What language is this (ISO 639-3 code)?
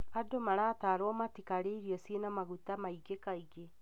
kik